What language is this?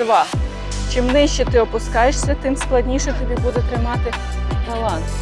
Ukrainian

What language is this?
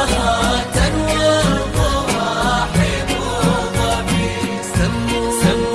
Arabic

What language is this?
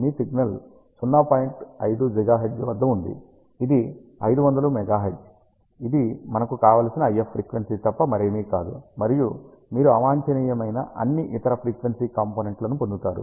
Telugu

